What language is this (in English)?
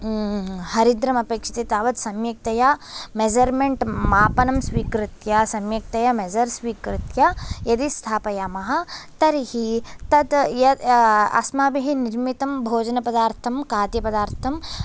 Sanskrit